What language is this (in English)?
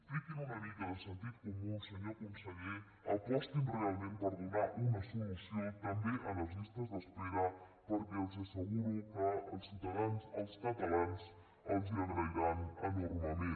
Catalan